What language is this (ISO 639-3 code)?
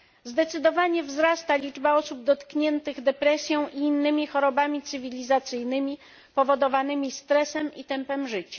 pol